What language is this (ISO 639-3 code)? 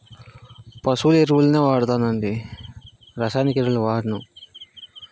tel